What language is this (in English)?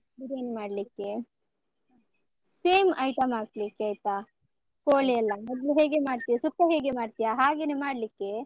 Kannada